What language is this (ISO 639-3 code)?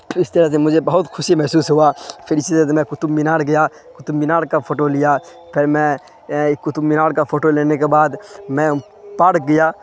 urd